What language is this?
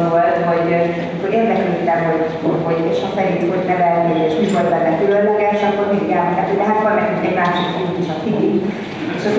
Hungarian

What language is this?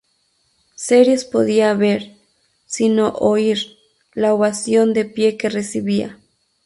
Spanish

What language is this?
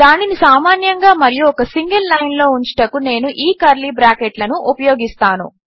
Telugu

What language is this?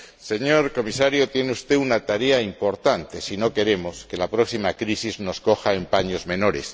Spanish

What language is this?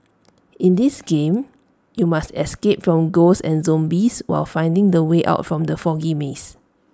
English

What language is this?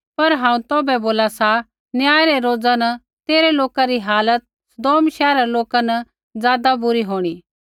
Kullu Pahari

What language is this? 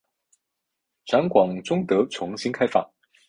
Chinese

